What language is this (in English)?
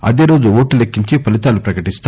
Telugu